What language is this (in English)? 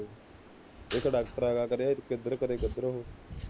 Punjabi